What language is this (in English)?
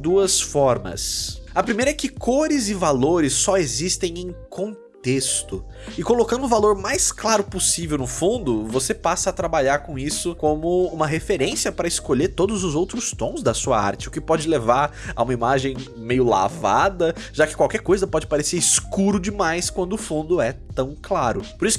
Portuguese